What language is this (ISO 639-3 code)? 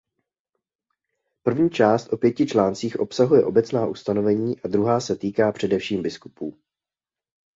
ces